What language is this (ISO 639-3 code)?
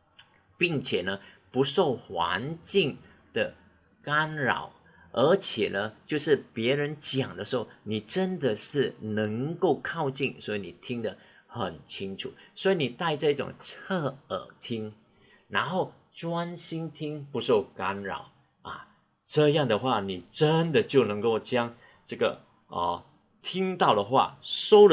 zho